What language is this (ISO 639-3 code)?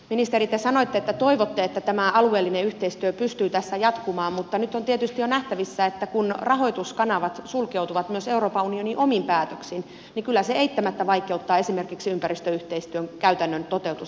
fin